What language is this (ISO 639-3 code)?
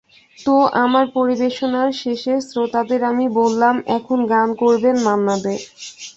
ben